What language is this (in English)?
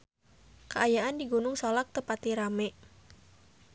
Sundanese